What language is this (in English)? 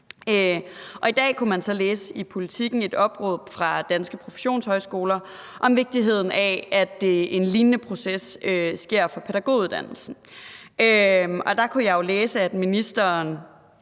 Danish